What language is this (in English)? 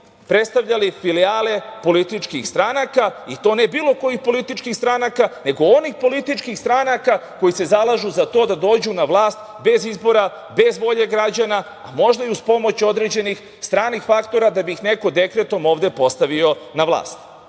Serbian